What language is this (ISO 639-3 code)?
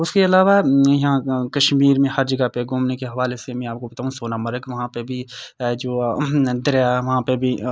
urd